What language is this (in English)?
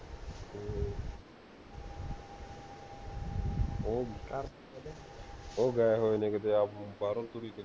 Punjabi